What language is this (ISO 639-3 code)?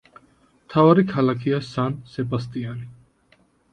kat